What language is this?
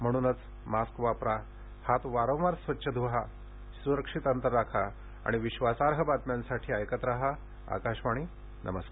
Marathi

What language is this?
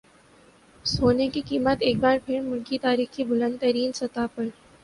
Urdu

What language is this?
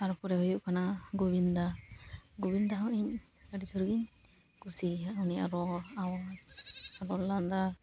Santali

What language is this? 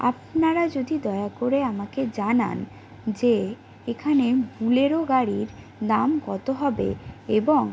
Bangla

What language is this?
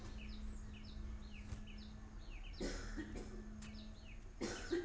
Kannada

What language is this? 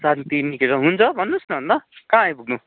Nepali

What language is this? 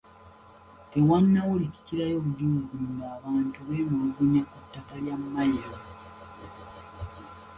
Ganda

